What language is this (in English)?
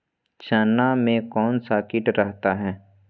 Magahi